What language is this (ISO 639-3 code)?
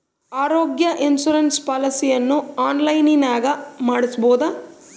kan